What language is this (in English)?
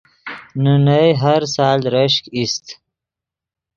Yidgha